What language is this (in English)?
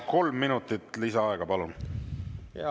Estonian